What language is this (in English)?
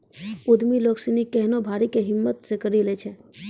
Maithili